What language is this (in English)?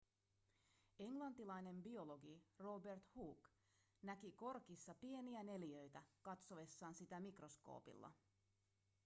Finnish